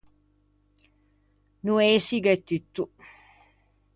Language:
Ligurian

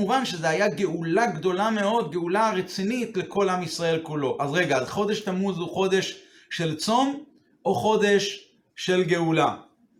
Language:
Hebrew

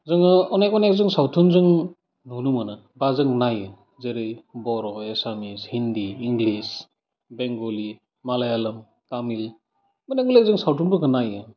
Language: Bodo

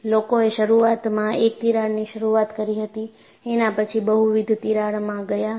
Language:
Gujarati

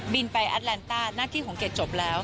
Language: Thai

